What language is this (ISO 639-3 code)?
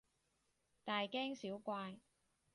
yue